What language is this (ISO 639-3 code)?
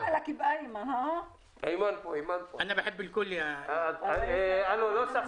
heb